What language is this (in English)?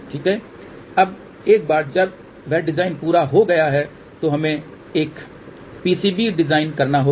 Hindi